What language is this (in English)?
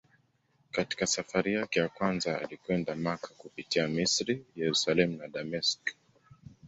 Swahili